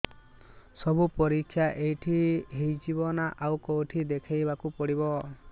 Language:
Odia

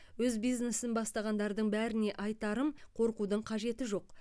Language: Kazakh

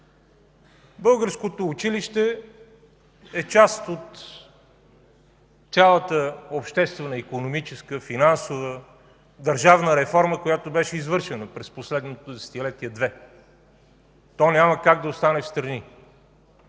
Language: Bulgarian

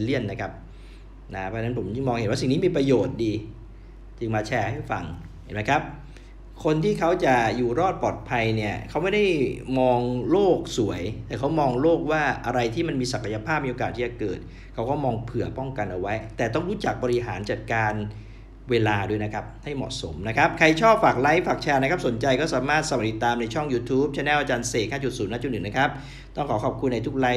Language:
Thai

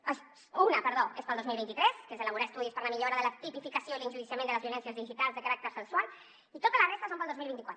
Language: Catalan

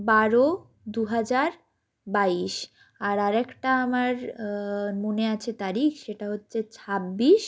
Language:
Bangla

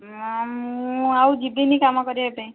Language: Odia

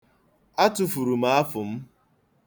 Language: Igbo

